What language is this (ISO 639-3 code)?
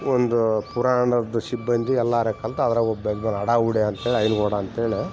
kan